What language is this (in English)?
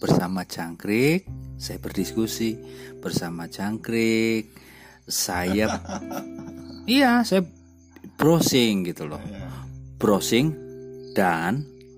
Indonesian